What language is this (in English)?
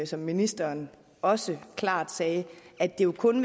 Danish